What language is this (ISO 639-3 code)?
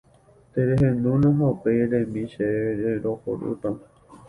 grn